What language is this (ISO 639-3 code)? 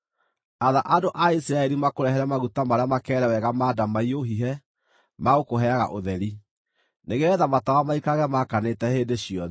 kik